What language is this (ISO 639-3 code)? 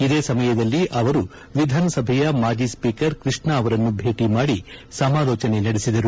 kan